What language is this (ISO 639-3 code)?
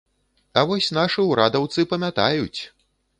bel